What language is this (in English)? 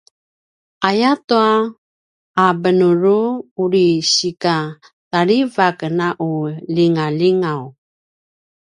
Paiwan